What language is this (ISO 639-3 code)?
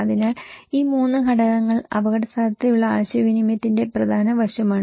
mal